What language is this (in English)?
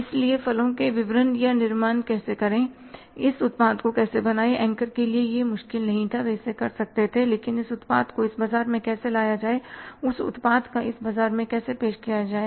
Hindi